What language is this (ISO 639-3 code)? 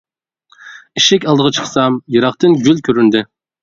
uig